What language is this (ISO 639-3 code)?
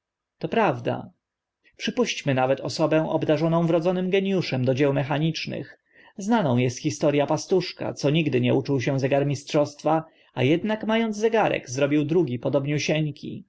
pol